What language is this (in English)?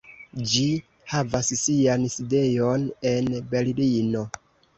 Esperanto